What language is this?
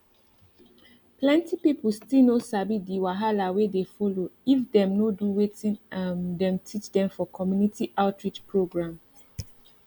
Nigerian Pidgin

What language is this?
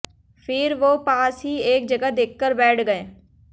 Hindi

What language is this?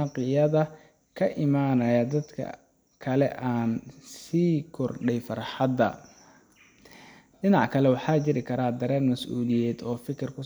Somali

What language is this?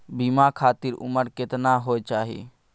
Maithili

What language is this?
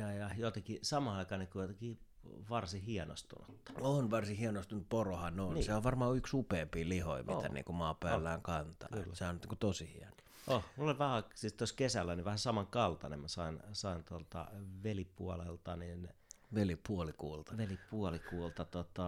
Finnish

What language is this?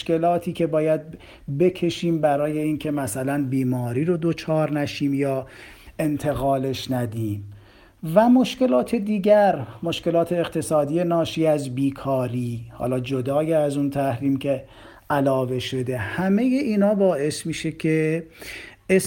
Persian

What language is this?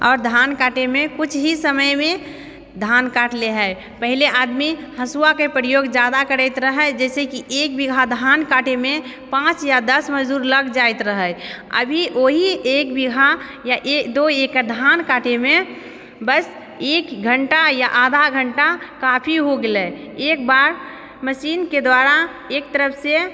Maithili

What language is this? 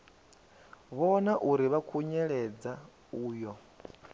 Venda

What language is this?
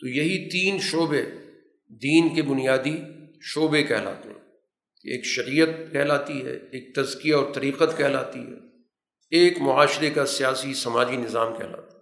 Urdu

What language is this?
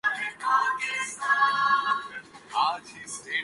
Urdu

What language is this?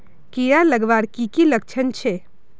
Magahi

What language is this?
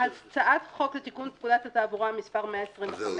Hebrew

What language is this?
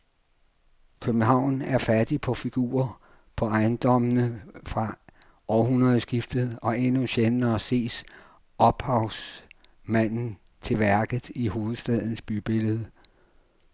Danish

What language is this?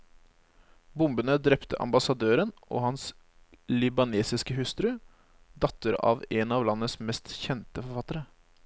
Norwegian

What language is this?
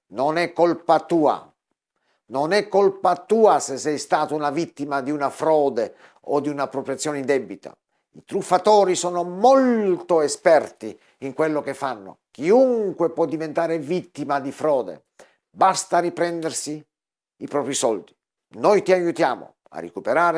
Italian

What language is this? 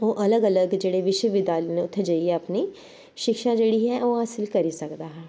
Dogri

